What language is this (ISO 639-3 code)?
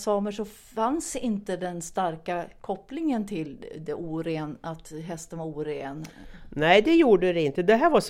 swe